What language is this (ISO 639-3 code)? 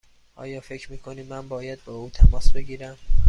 fas